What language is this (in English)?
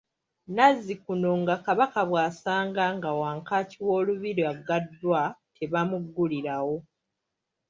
Ganda